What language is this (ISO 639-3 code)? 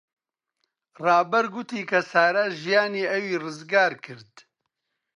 ckb